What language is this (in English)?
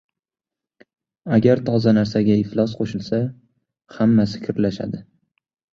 Uzbek